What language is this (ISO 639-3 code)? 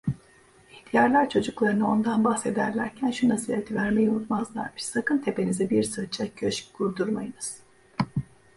tur